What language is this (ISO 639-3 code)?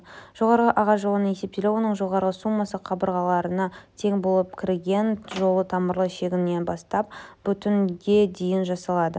kaz